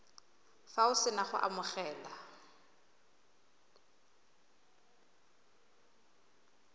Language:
Tswana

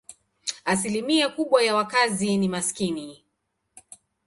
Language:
Swahili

